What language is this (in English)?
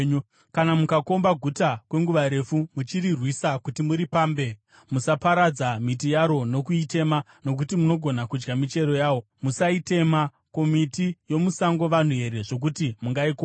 Shona